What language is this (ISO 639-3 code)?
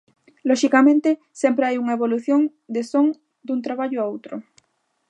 glg